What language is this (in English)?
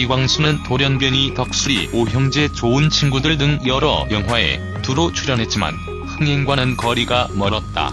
Korean